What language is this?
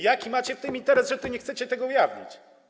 Polish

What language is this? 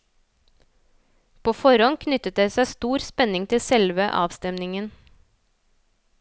Norwegian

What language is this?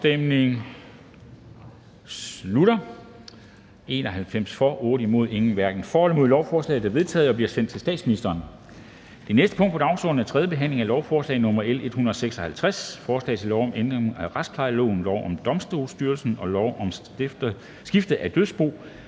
Danish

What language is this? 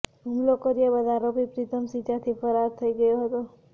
Gujarati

